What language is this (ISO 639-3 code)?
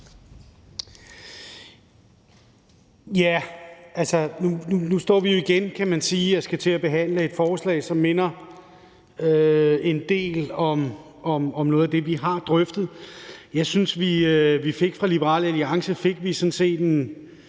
dan